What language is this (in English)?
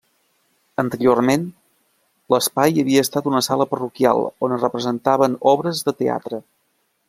Catalan